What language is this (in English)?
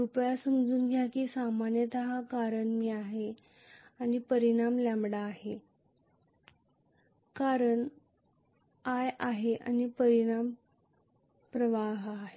Marathi